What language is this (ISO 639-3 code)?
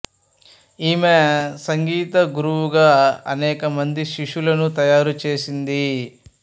tel